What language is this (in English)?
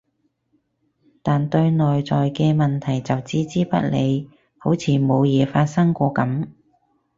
Cantonese